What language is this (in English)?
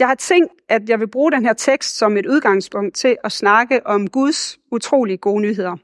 Danish